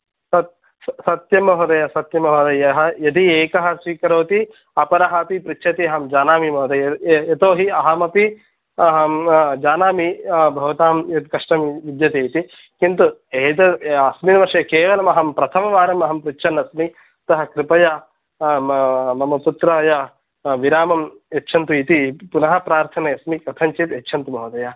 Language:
Sanskrit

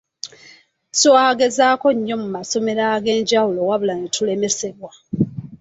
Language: Ganda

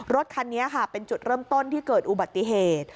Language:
Thai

